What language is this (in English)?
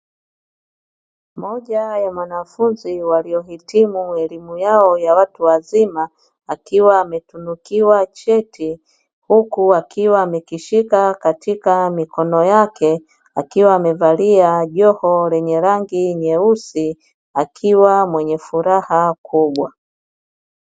Swahili